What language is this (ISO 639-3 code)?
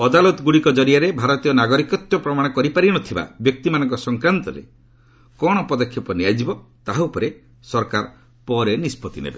ori